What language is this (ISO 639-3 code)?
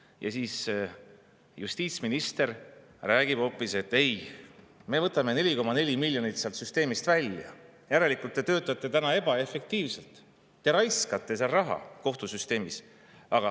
est